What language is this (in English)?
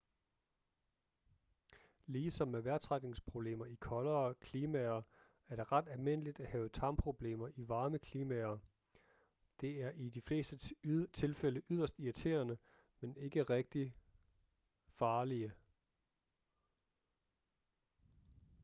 Danish